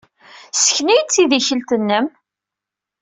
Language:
Kabyle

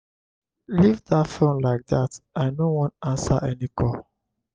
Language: Nigerian Pidgin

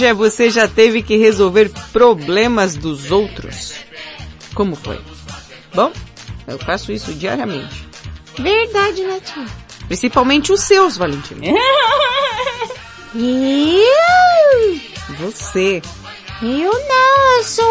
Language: Portuguese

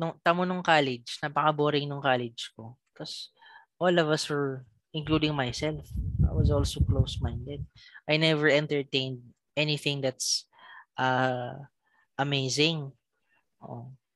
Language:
Filipino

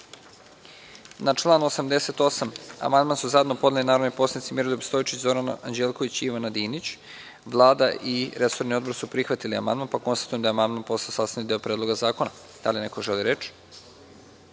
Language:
Serbian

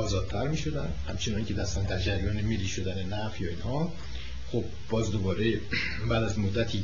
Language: Persian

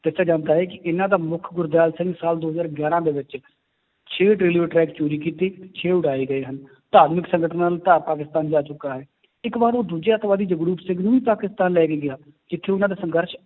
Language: Punjabi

